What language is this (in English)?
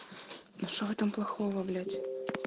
Russian